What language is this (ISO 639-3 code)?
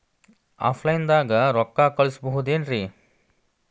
kan